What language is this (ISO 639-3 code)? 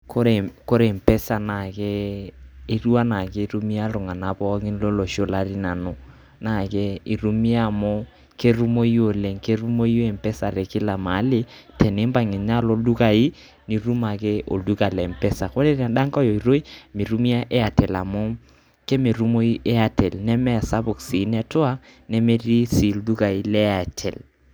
mas